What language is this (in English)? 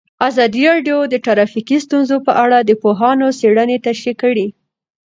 Pashto